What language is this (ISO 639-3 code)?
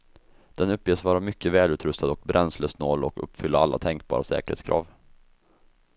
swe